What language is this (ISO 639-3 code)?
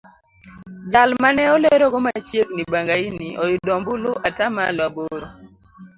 luo